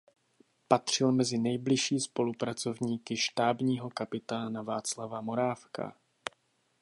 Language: Czech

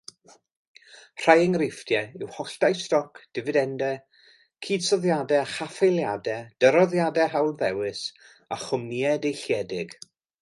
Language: Welsh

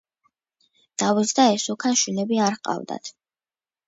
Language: Georgian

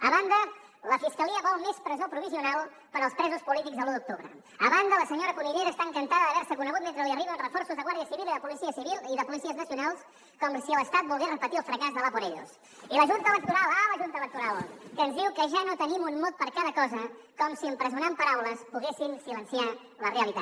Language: Catalan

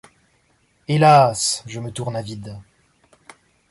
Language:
French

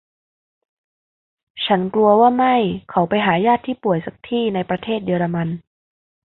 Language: Thai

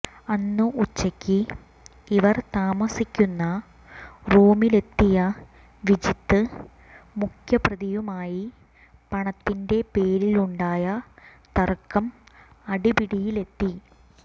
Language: Malayalam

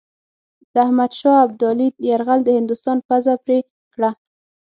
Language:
Pashto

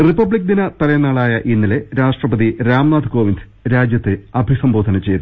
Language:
Malayalam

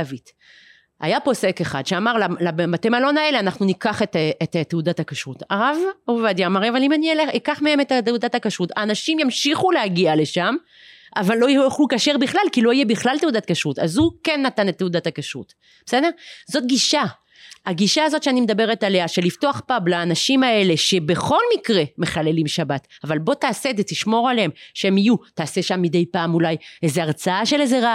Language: Hebrew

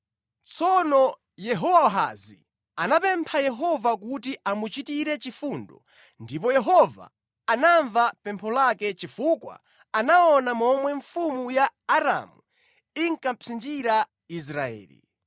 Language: Nyanja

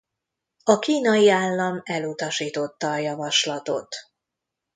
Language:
Hungarian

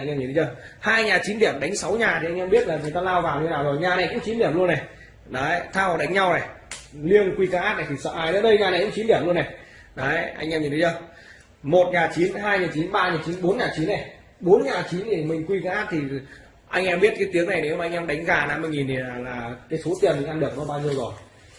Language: Vietnamese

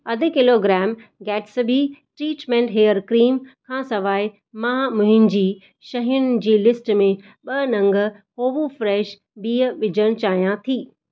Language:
Sindhi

